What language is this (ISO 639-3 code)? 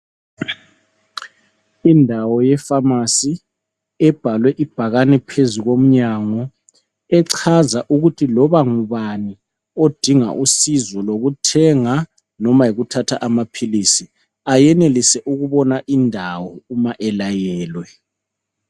nde